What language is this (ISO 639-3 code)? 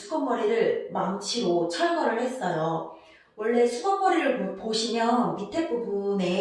kor